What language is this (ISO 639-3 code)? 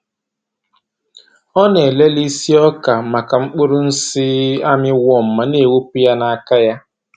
ibo